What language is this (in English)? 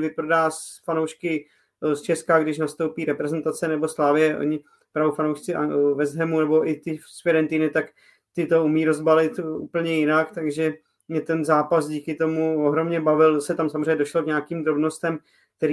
Czech